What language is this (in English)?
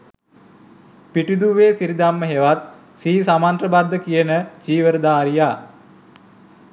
Sinhala